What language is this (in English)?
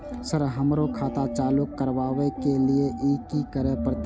Maithili